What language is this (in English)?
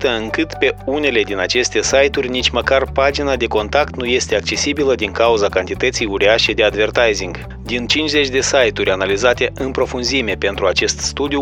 Romanian